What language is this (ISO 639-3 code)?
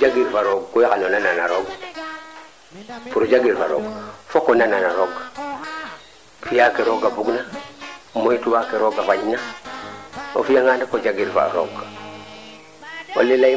srr